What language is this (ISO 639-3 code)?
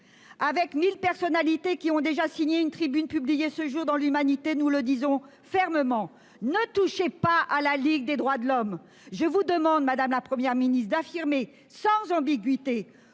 fra